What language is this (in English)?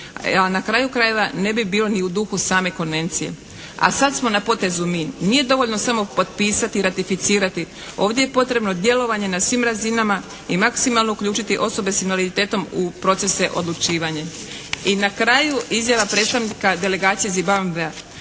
Croatian